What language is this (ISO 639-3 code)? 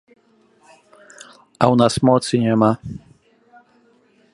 bel